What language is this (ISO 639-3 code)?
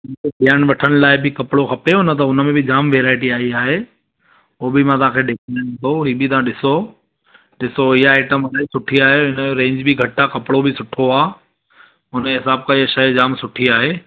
snd